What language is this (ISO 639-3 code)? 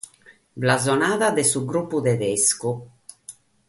srd